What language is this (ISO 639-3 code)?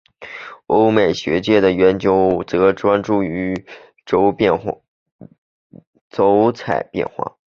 zho